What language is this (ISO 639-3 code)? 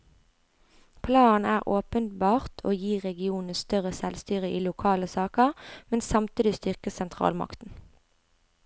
nor